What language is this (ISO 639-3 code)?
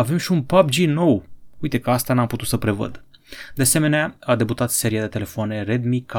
ron